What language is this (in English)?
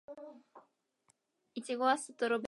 Japanese